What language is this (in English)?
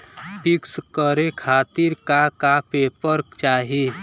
Bhojpuri